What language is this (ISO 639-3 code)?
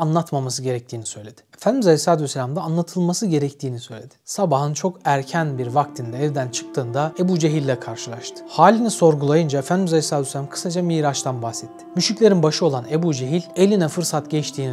tur